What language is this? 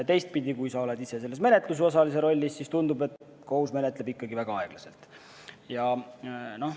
Estonian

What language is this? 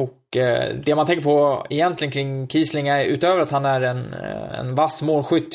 Swedish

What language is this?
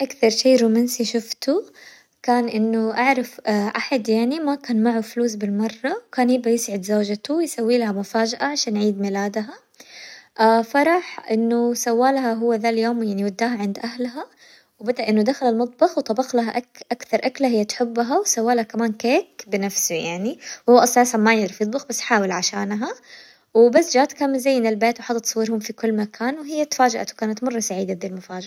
Hijazi Arabic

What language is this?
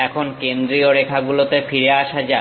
Bangla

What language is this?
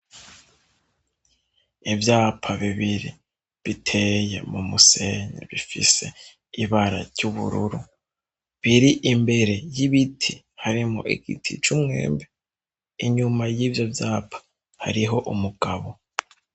Rundi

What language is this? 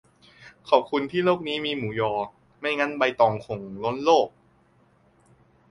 Thai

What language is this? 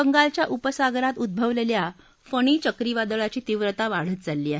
Marathi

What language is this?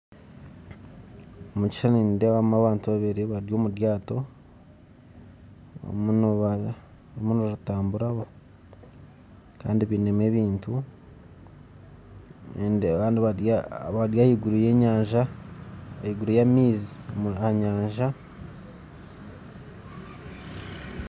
Nyankole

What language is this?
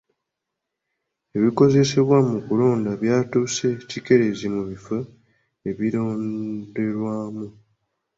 Ganda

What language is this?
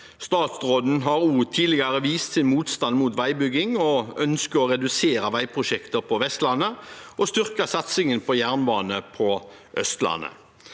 Norwegian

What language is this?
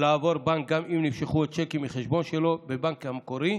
Hebrew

